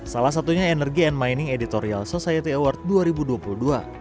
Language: Indonesian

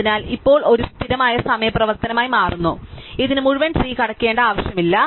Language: Malayalam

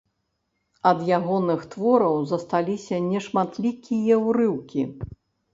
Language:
Belarusian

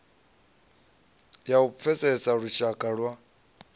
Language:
Venda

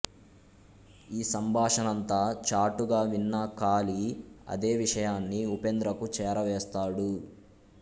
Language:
Telugu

